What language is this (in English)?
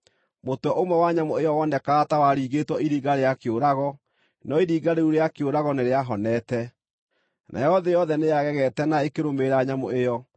Kikuyu